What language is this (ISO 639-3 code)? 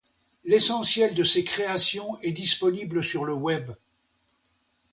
fra